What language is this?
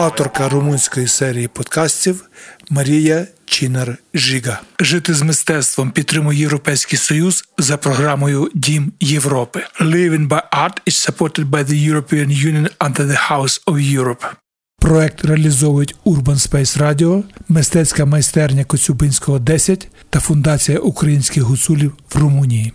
Ukrainian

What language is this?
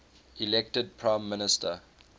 English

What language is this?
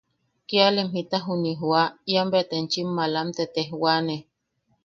Yaqui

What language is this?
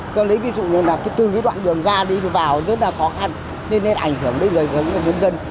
Vietnamese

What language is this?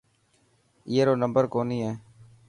Dhatki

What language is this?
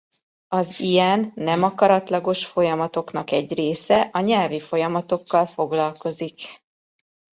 Hungarian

